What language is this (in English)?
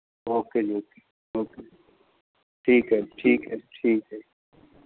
Punjabi